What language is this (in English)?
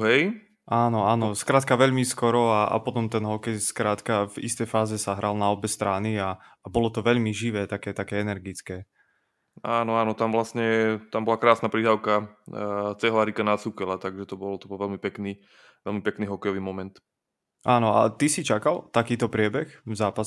Slovak